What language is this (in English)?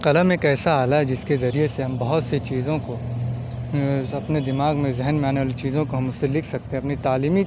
Urdu